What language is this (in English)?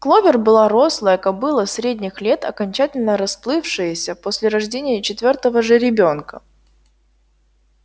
Russian